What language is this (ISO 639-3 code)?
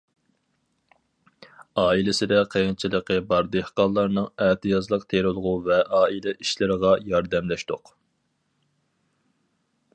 uig